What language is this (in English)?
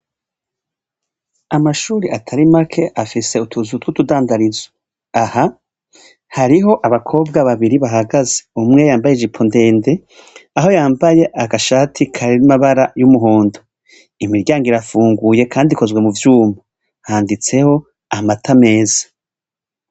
Rundi